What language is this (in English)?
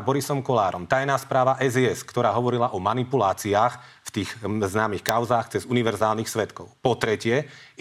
Slovak